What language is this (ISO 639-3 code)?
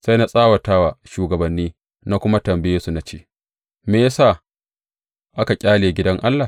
hau